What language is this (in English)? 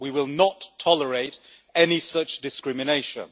English